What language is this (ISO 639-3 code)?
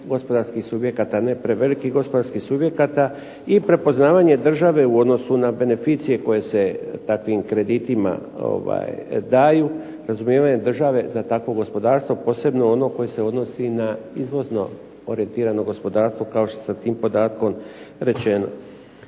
hrv